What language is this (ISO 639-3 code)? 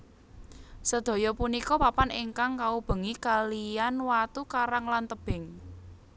jav